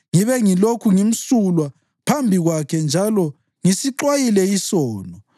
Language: North Ndebele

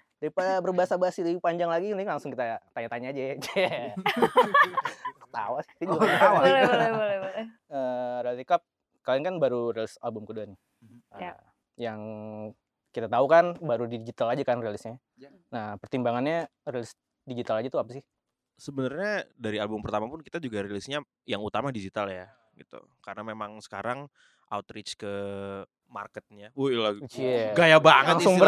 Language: Indonesian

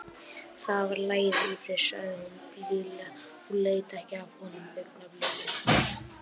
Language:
Icelandic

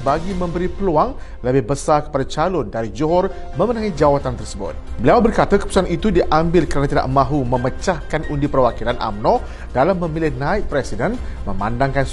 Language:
Malay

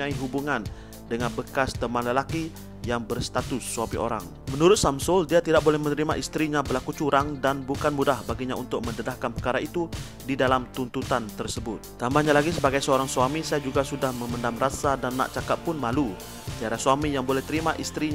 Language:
Malay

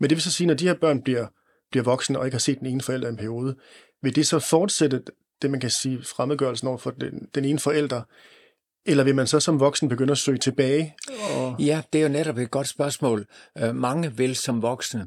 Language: Danish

